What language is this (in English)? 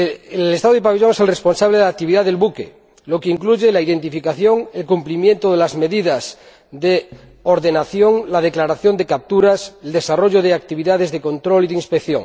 Spanish